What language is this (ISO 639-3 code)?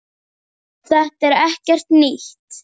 isl